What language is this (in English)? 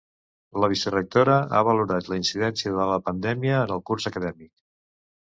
Catalan